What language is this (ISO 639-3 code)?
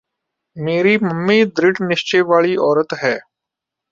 pan